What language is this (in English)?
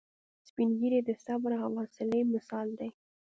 Pashto